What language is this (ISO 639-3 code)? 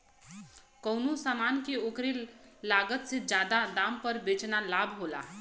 bho